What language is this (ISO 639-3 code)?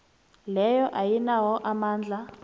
nbl